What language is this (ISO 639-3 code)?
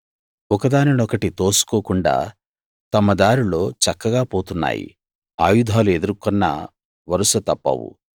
tel